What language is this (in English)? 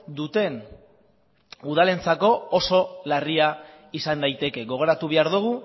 Basque